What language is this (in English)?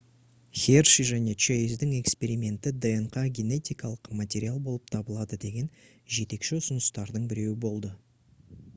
Kazakh